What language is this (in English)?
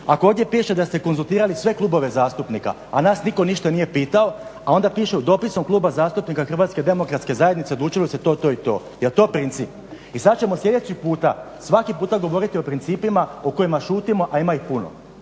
Croatian